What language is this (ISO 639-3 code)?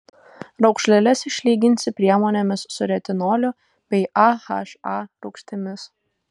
lit